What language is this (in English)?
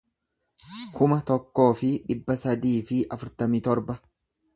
Oromo